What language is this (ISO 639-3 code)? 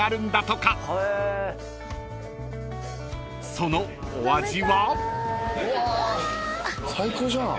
jpn